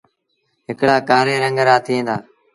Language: Sindhi Bhil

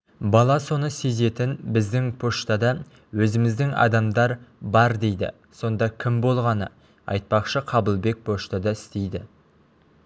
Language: Kazakh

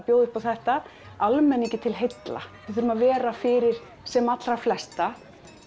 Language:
Icelandic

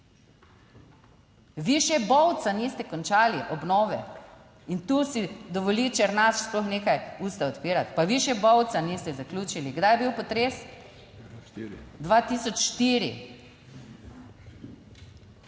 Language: Slovenian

